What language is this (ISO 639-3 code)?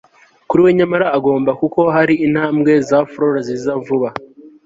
kin